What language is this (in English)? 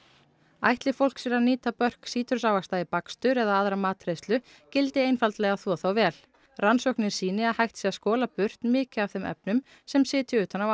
Icelandic